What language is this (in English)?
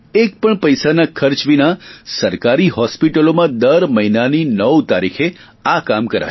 Gujarati